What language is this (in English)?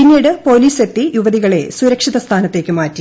Malayalam